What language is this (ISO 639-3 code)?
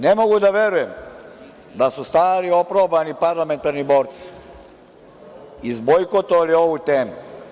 srp